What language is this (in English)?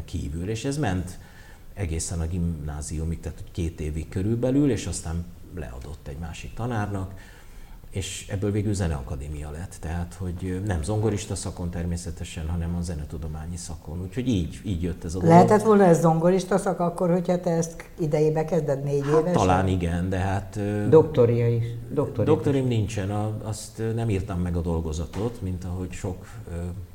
Hungarian